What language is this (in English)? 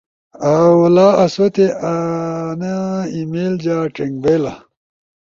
Ushojo